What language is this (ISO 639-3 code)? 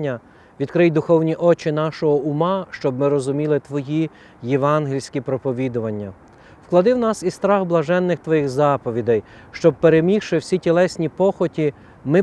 ukr